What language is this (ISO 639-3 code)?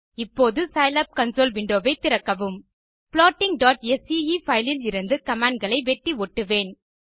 tam